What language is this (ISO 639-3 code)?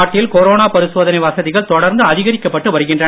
tam